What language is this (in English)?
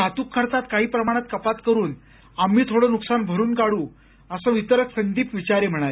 Marathi